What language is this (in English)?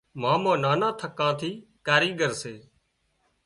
Wadiyara Koli